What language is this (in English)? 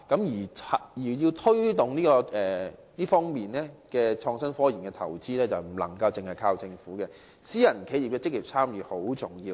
Cantonese